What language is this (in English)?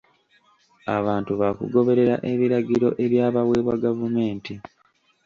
Ganda